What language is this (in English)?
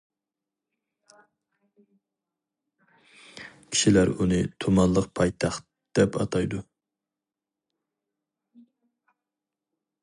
Uyghur